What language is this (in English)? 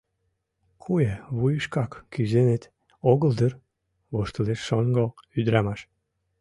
Mari